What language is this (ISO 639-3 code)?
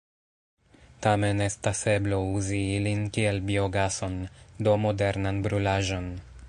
epo